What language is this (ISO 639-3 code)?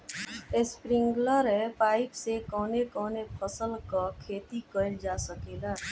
bho